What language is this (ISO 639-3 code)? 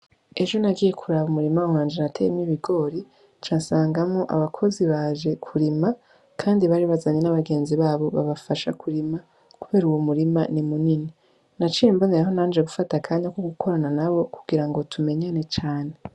run